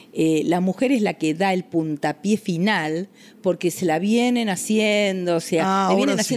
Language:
Spanish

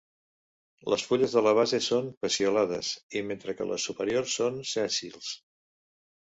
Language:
Catalan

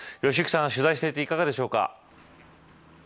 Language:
Japanese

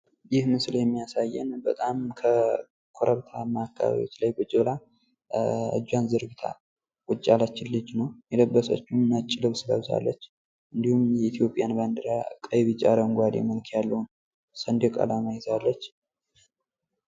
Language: Amharic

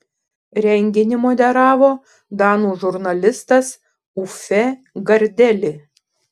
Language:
Lithuanian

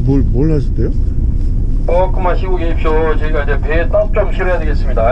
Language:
Korean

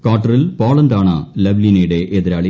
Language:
Malayalam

